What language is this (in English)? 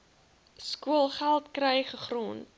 Afrikaans